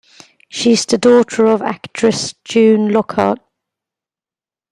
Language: English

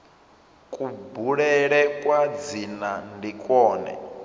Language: Venda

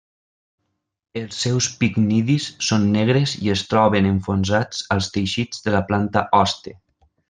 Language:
Catalan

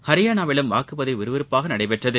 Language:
Tamil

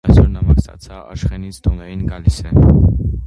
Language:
Armenian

